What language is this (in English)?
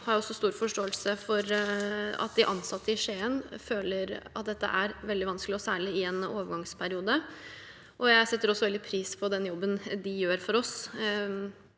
Norwegian